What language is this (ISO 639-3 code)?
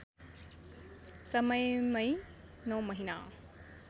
nep